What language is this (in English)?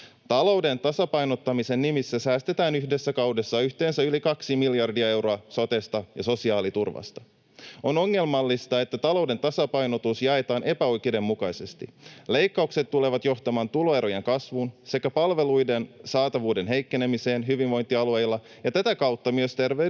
Finnish